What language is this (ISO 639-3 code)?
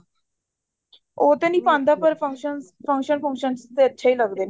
pan